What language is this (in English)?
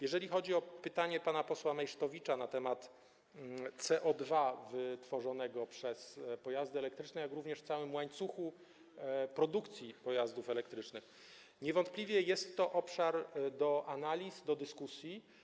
Polish